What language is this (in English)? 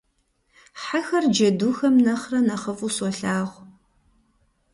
Kabardian